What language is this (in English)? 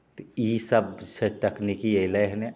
Maithili